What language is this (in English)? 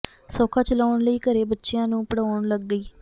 Punjabi